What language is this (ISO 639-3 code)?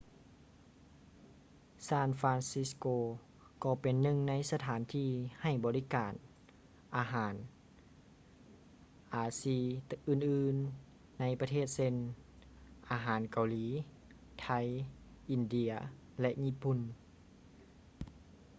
lao